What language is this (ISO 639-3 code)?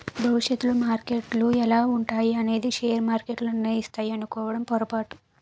tel